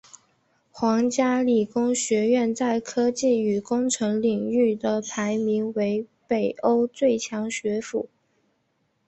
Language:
Chinese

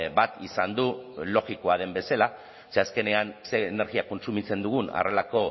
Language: Basque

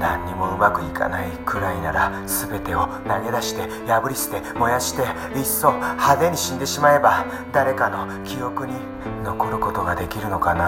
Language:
Japanese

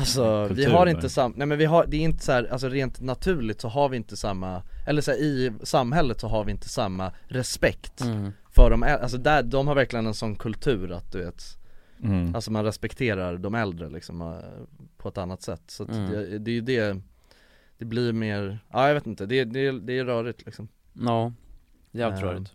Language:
Swedish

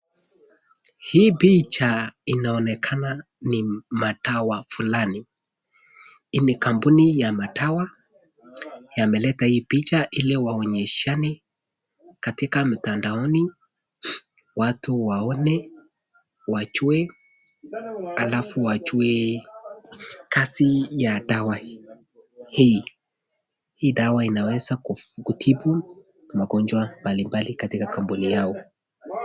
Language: Swahili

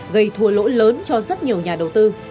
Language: Vietnamese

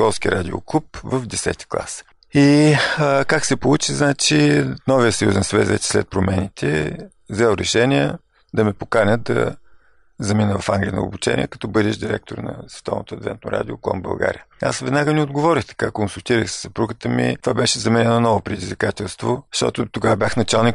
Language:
Bulgarian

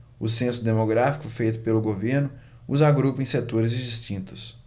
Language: Portuguese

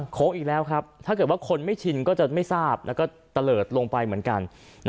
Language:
Thai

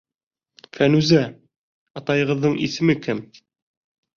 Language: Bashkir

